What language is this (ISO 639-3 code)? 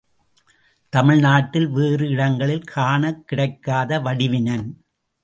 tam